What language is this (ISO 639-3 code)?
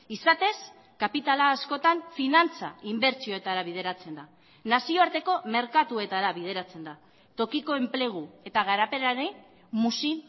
eus